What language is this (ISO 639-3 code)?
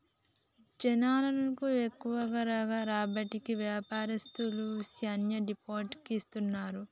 tel